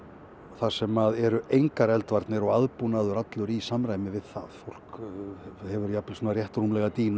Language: Icelandic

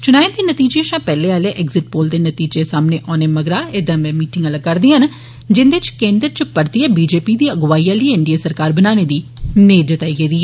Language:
Dogri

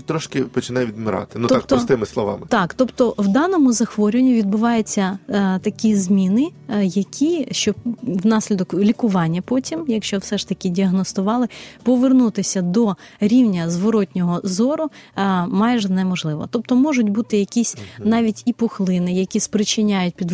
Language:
Ukrainian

